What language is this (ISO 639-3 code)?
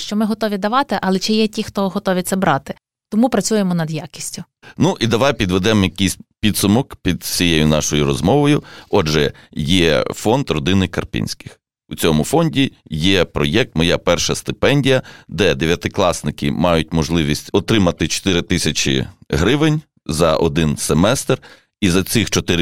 ukr